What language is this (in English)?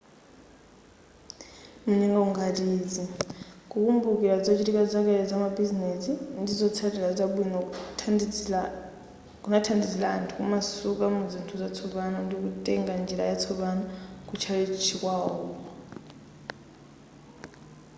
Nyanja